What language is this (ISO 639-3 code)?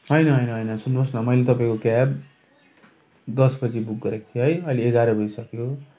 nep